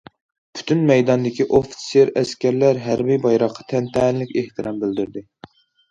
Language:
Uyghur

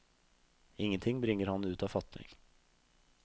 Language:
Norwegian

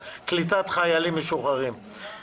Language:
Hebrew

